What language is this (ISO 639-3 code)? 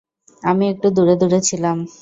ben